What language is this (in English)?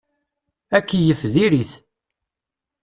Kabyle